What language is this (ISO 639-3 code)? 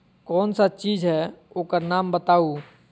mag